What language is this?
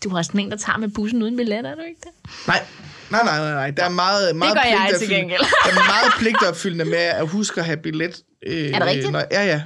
Danish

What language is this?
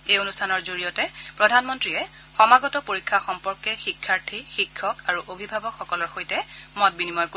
Assamese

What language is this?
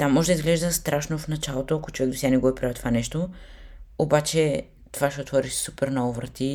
Bulgarian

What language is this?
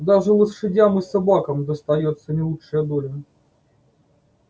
Russian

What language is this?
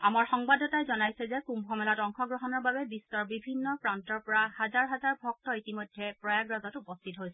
Assamese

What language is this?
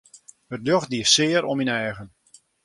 Western Frisian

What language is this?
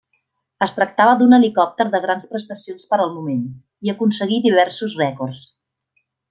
Catalan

